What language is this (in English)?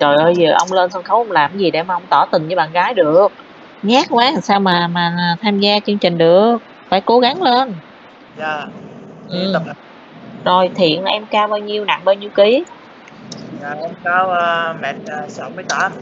Vietnamese